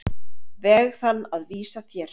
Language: Icelandic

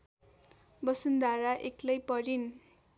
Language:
Nepali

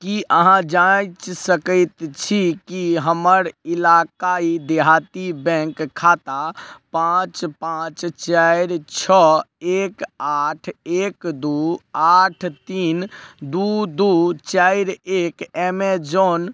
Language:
Maithili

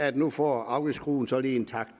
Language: Danish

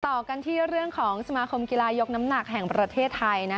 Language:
Thai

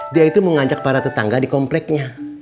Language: Indonesian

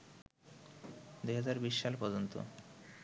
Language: Bangla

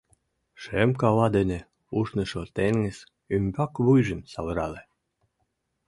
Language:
Mari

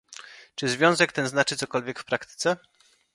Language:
Polish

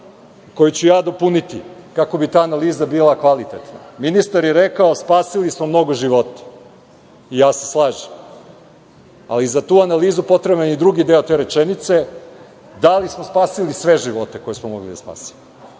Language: Serbian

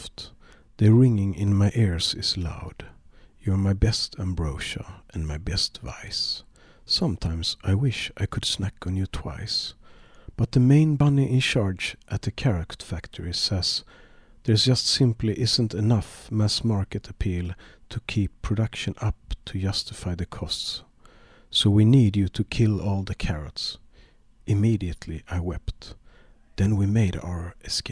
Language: Swedish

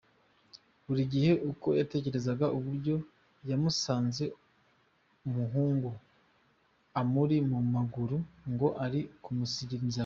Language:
Kinyarwanda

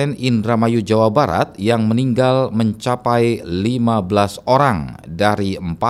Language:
Indonesian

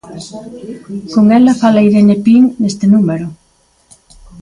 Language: Galician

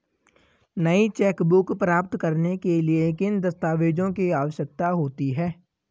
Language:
Hindi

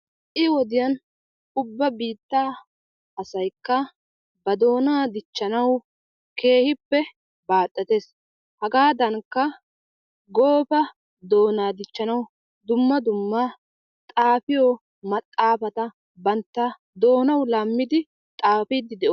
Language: Wolaytta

